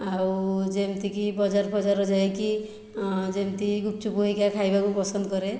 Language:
Odia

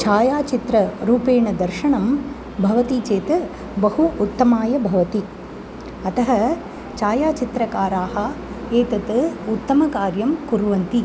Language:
Sanskrit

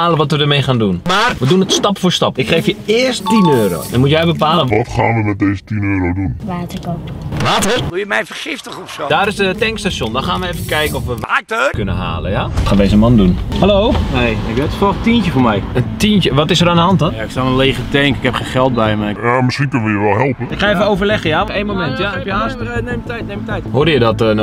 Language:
Dutch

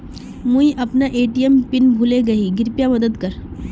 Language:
Magahi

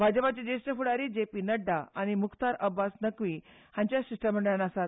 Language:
Konkani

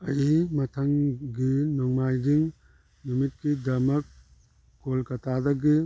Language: Manipuri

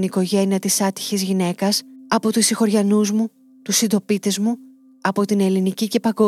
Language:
Greek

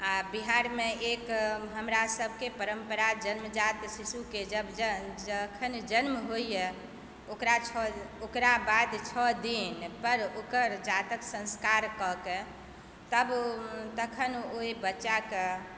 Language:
Maithili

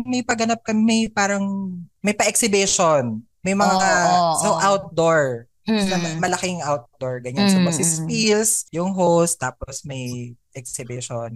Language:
Filipino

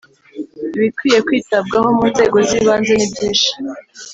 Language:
Kinyarwanda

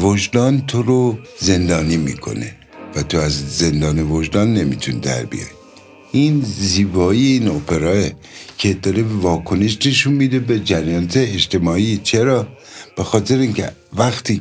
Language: Persian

